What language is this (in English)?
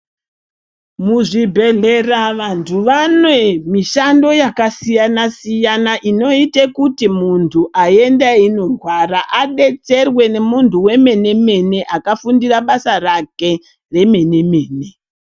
Ndau